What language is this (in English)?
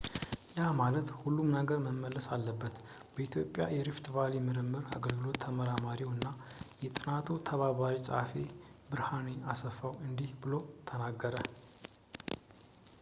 Amharic